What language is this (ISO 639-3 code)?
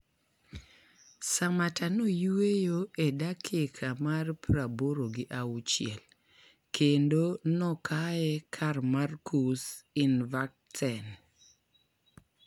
luo